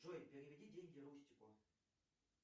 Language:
Russian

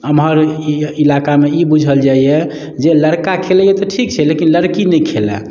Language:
Maithili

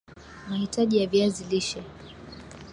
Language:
Swahili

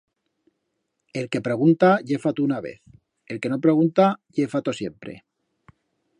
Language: Aragonese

